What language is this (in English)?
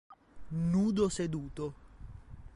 Italian